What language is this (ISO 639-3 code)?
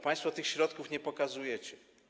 pol